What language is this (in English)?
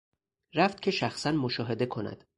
Persian